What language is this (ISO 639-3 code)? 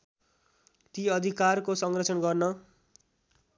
nep